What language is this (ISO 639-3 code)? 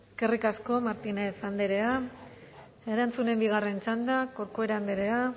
eus